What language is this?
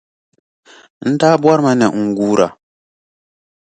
Dagbani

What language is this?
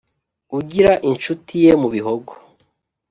Kinyarwanda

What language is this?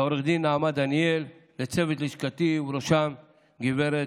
Hebrew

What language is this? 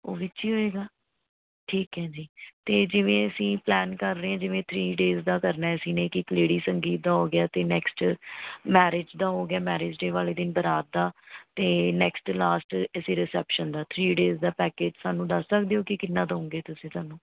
Punjabi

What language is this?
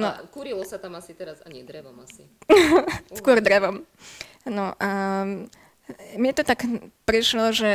Slovak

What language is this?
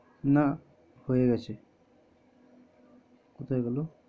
Bangla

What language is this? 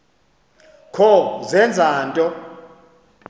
Xhosa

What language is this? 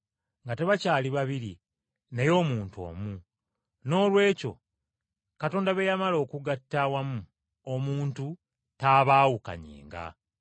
Ganda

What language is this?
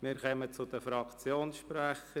Swiss German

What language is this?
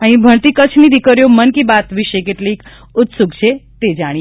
Gujarati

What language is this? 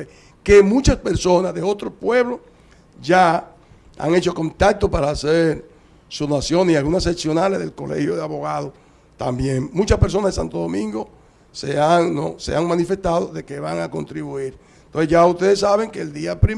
Spanish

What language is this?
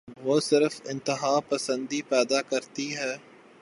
Urdu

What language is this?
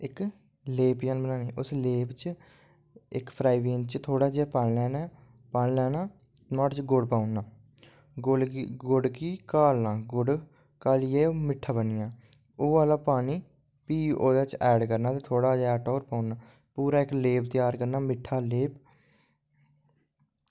Dogri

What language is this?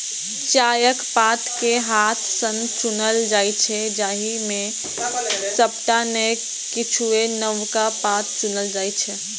Maithili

